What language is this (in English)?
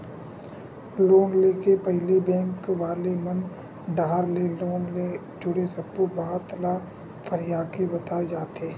Chhattisgarhi